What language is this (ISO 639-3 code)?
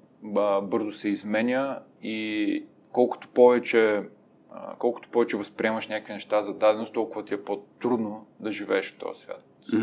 bul